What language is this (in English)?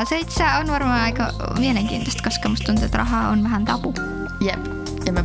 Finnish